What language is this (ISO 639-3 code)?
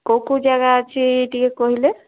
ori